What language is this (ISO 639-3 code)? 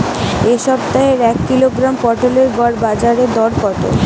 ben